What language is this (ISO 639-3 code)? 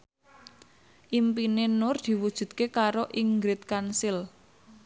jav